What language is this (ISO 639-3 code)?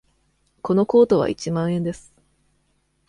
jpn